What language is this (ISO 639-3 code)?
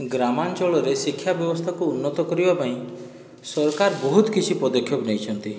ori